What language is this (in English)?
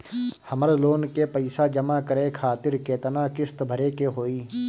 Bhojpuri